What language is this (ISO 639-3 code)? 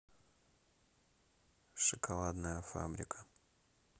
rus